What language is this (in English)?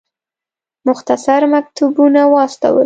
Pashto